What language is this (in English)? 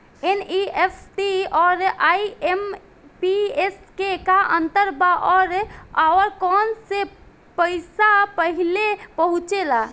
Bhojpuri